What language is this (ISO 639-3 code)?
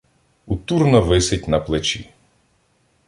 ukr